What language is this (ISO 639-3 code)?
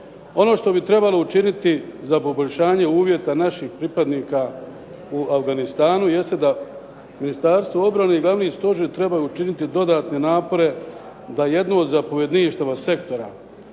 hrv